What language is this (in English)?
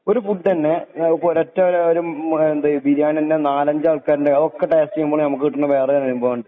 Malayalam